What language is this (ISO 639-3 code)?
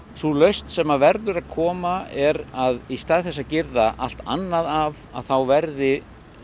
isl